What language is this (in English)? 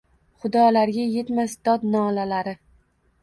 Uzbek